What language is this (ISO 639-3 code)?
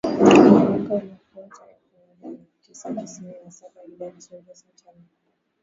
swa